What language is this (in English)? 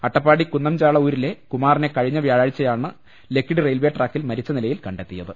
Malayalam